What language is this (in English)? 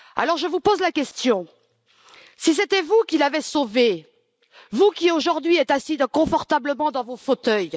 French